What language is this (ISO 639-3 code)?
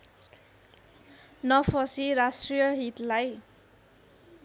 nep